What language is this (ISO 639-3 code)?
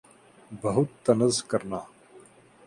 urd